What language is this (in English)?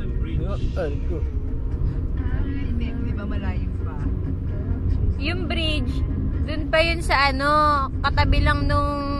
Filipino